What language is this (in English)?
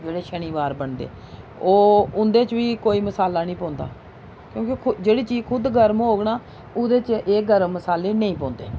Dogri